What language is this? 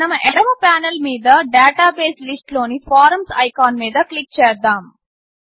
Telugu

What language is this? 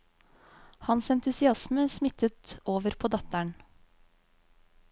Norwegian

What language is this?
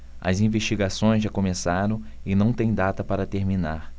Portuguese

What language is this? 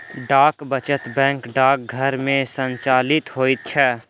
Maithili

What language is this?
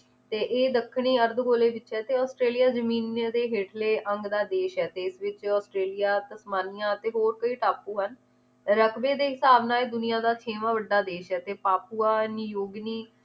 Punjabi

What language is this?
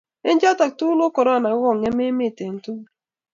Kalenjin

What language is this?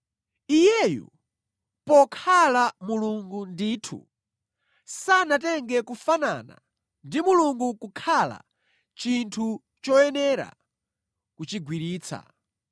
Nyanja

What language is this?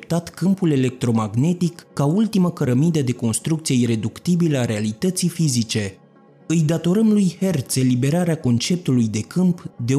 Romanian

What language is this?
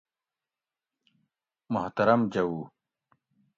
Gawri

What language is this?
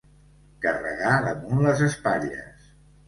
Catalan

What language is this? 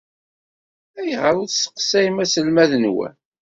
Kabyle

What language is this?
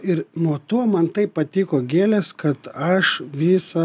Lithuanian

